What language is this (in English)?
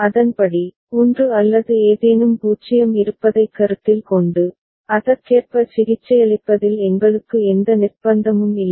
Tamil